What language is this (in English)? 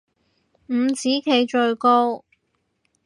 Cantonese